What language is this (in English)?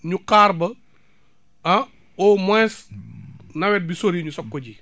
Wolof